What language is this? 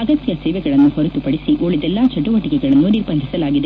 Kannada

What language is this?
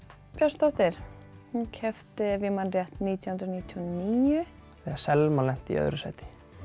Icelandic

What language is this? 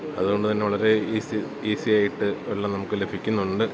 Malayalam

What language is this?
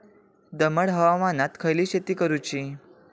Marathi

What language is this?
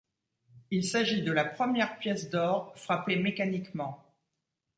French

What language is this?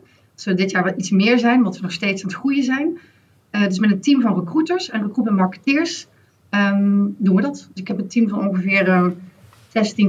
Dutch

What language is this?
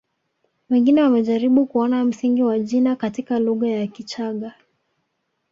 Swahili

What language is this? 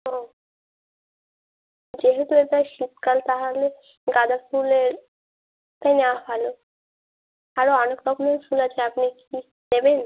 Bangla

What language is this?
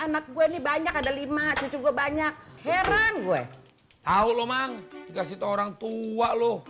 Indonesian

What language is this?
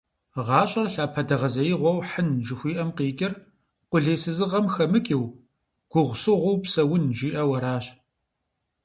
Kabardian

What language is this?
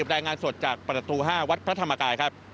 Thai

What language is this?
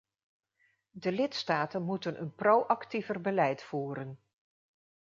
Dutch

